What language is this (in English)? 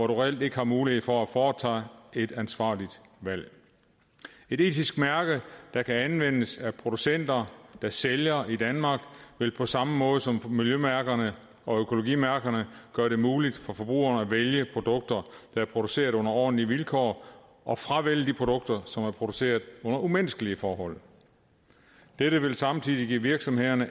Danish